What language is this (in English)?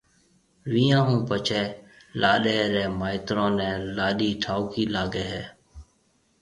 Marwari (Pakistan)